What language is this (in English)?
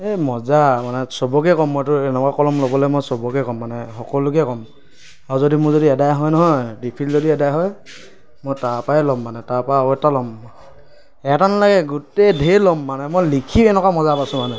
Assamese